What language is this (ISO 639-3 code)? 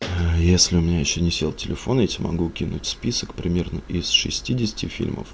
rus